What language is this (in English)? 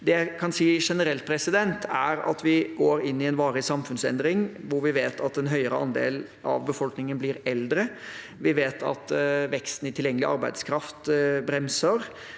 Norwegian